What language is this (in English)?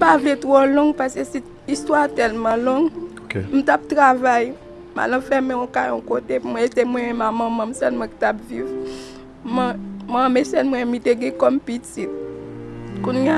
French